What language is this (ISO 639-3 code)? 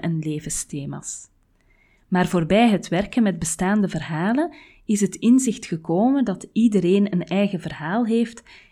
nld